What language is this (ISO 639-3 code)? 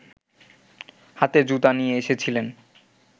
ben